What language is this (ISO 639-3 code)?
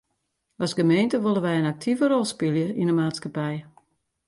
fry